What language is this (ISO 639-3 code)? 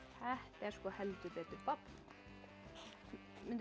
isl